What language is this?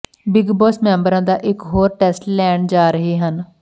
Punjabi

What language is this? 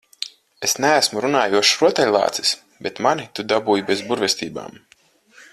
Latvian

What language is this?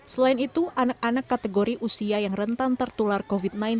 Indonesian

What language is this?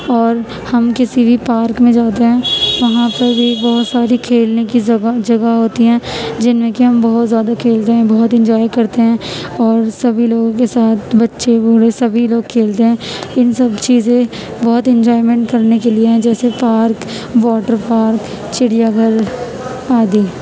Urdu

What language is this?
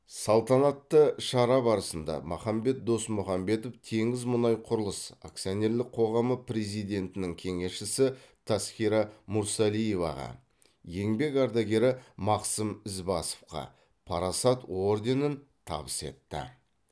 Kazakh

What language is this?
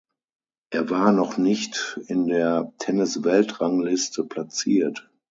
German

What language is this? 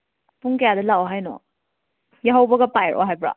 Manipuri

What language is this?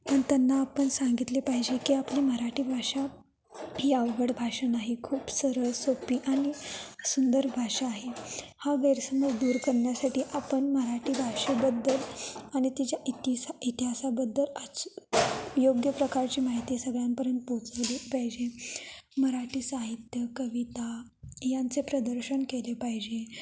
Marathi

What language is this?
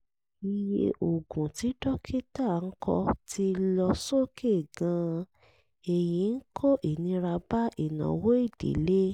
Yoruba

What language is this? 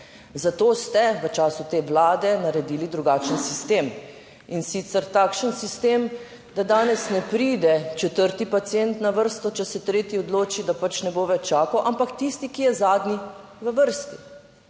Slovenian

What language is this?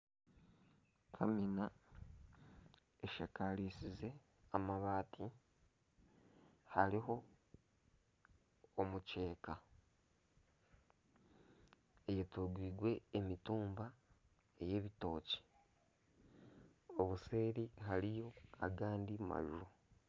Nyankole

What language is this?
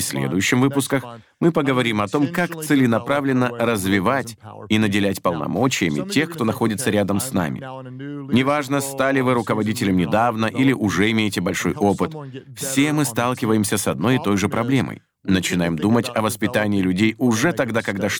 Russian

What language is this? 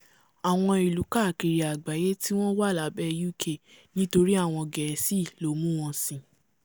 Yoruba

